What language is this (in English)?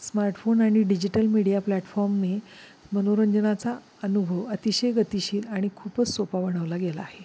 Marathi